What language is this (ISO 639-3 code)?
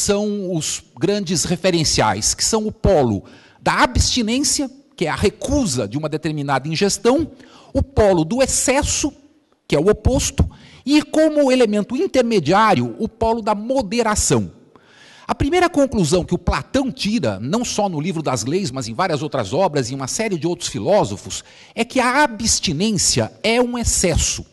por